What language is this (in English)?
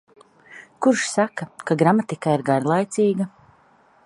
Latvian